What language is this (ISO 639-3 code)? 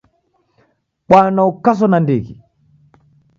dav